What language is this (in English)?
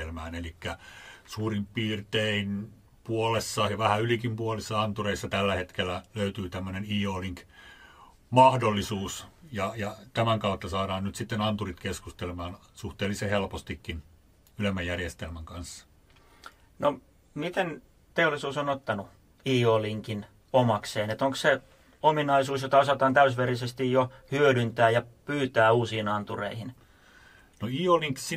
Finnish